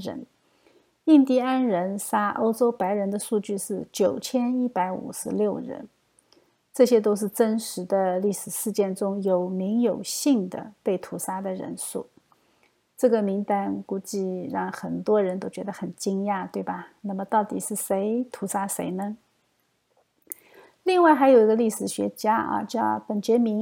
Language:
Chinese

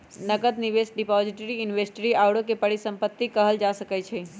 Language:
Magahi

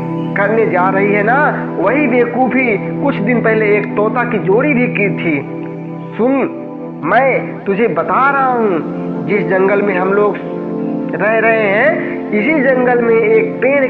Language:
Hindi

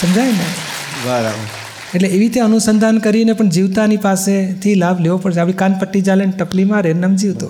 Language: Gujarati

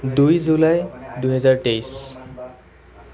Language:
Assamese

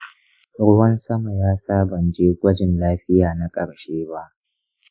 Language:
Hausa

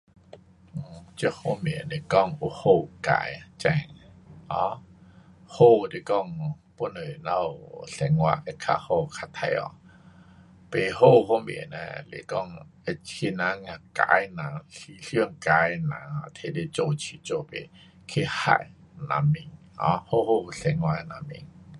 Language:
Pu-Xian Chinese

